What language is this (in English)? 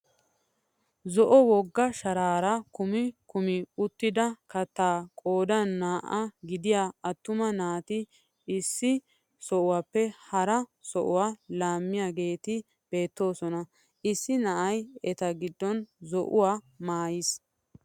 Wolaytta